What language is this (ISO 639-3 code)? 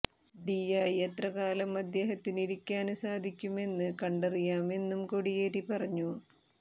mal